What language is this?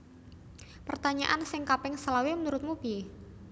Javanese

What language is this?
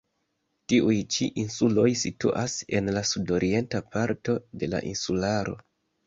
Esperanto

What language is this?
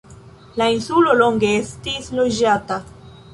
Esperanto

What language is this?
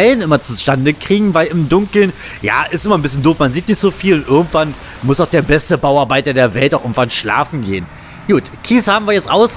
German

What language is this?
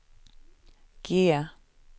Swedish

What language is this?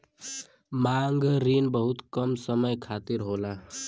Bhojpuri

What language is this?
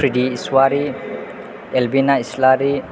Bodo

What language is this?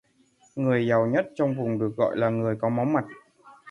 Vietnamese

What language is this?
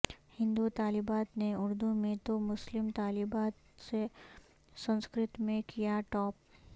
Urdu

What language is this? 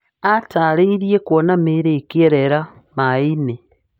Kikuyu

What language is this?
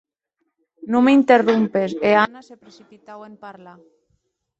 Occitan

